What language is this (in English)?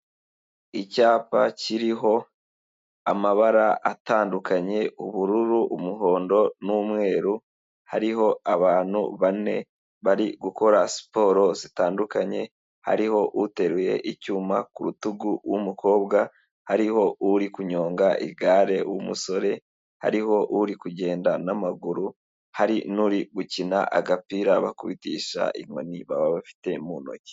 Kinyarwanda